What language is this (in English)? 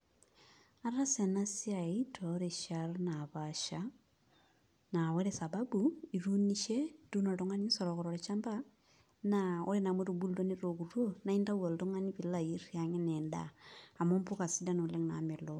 Masai